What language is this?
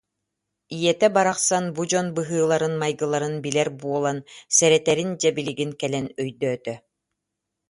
Yakut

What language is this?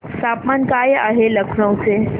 Marathi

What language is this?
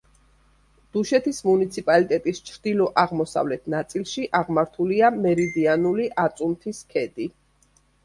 Georgian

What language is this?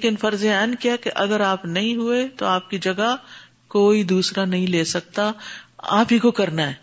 Urdu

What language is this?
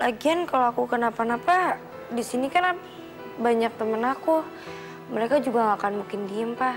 Indonesian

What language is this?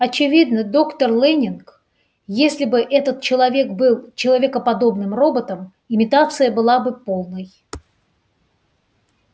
Russian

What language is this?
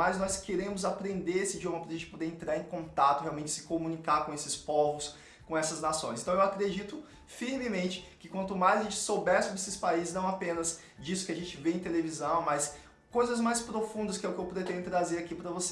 Portuguese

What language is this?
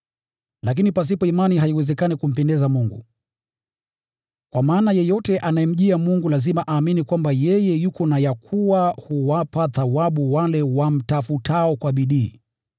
Swahili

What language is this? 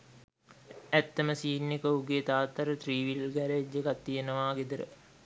Sinhala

